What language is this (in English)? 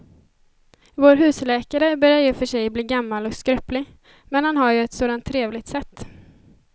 Swedish